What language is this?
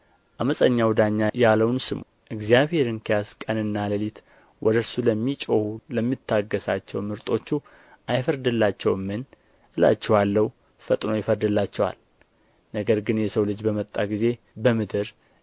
Amharic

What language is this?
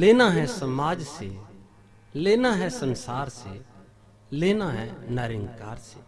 Hindi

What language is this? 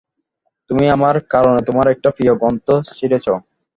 Bangla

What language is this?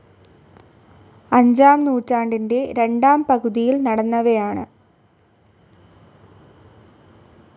Malayalam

